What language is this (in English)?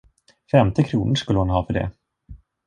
Swedish